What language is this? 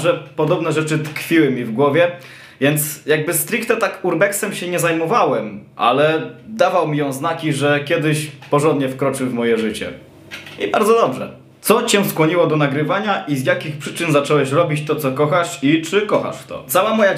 Polish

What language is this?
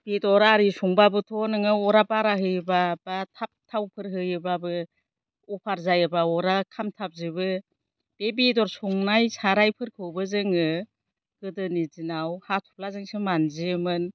Bodo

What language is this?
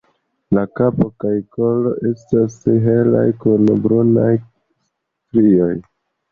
Esperanto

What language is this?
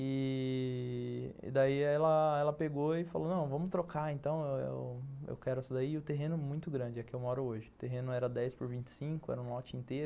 Portuguese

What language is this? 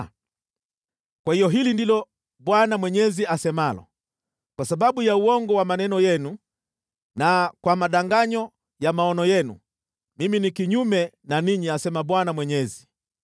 Swahili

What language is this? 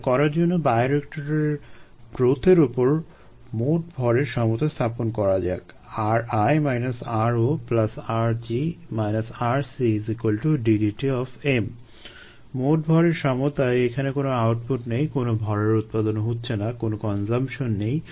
Bangla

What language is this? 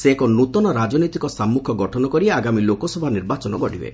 Odia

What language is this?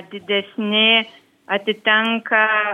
Lithuanian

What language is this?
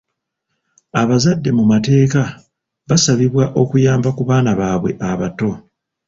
Ganda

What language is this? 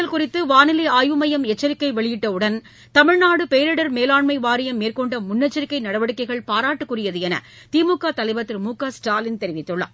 Tamil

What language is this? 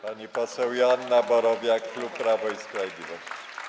Polish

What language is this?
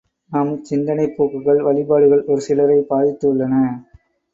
Tamil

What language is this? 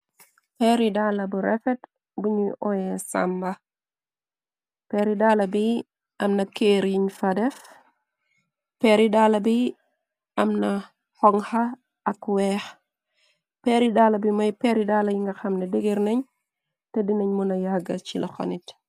Wolof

